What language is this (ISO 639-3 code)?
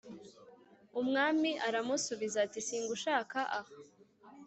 kin